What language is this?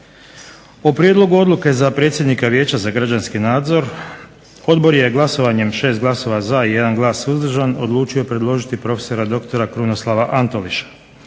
Croatian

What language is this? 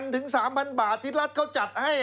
Thai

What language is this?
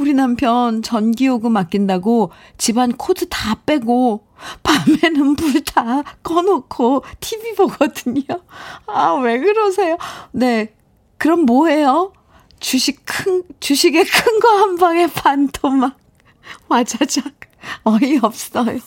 Korean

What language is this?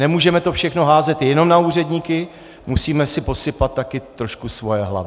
Czech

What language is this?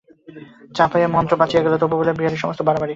Bangla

